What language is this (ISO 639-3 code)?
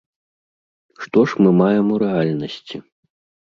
bel